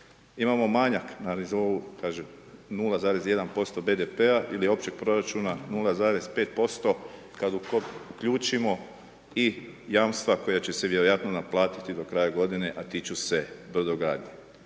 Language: Croatian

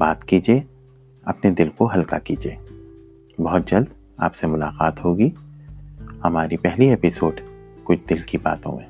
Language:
Urdu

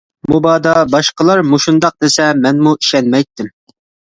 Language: Uyghur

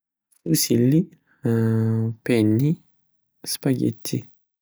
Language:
Uzbek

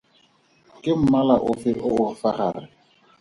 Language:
Tswana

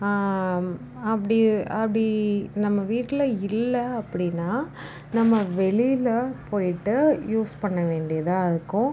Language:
Tamil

